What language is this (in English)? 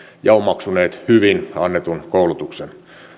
Finnish